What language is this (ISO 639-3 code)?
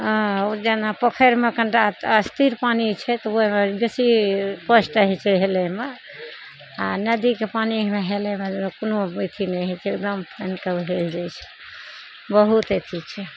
mai